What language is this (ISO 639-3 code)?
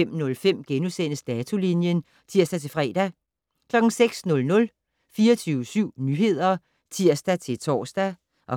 dan